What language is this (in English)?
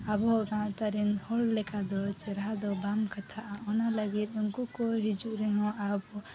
Santali